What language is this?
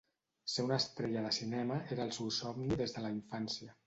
Catalan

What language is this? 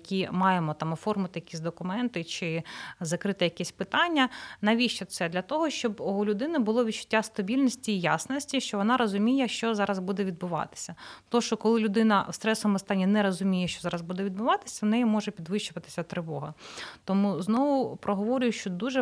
Ukrainian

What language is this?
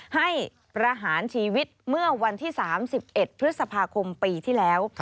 Thai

